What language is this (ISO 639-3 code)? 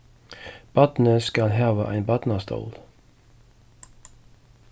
fao